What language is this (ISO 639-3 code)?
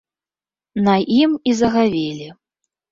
bel